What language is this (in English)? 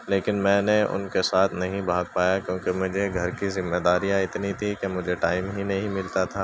Urdu